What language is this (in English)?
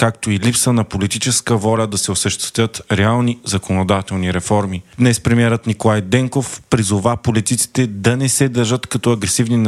Bulgarian